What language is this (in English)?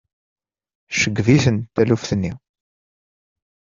Kabyle